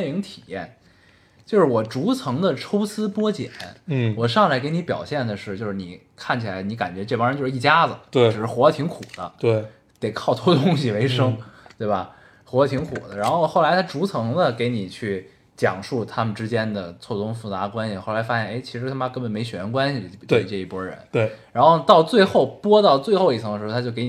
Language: Chinese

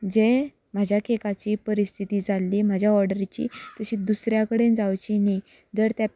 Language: Konkani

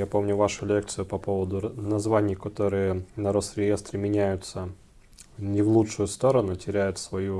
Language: Russian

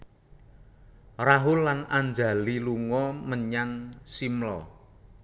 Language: Javanese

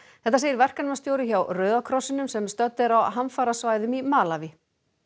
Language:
Icelandic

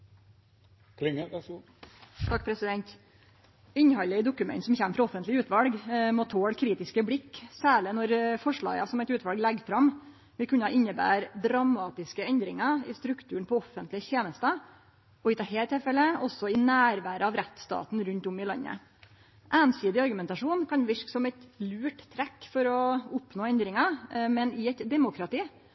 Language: Norwegian Nynorsk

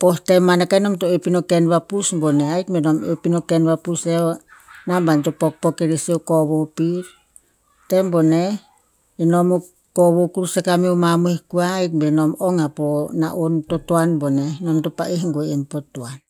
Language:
Tinputz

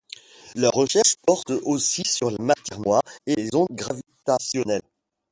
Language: French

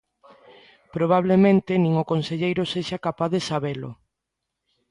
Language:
Galician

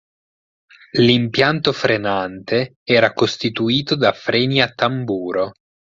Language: Italian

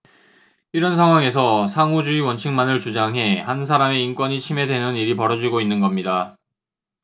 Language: Korean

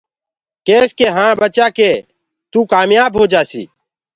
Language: Gurgula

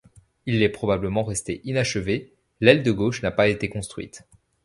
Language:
French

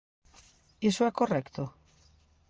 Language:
Galician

